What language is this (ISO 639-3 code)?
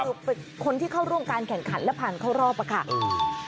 tha